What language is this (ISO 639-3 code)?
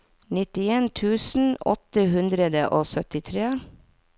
nor